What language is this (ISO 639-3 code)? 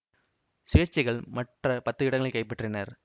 tam